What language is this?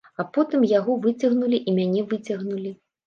Belarusian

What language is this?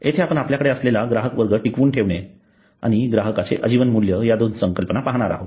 Marathi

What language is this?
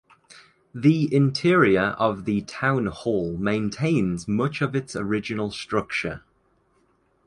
English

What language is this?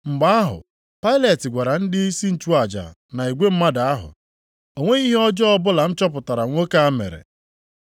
Igbo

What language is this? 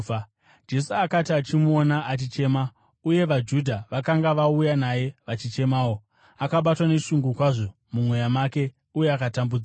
Shona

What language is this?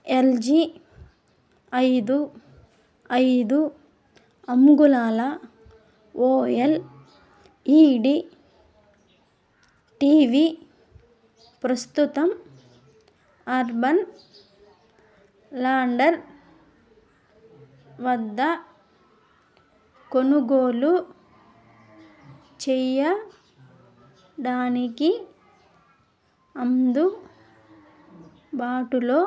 Telugu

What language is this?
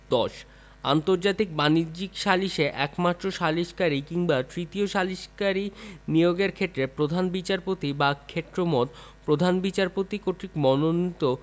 Bangla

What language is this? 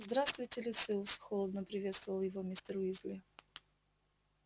Russian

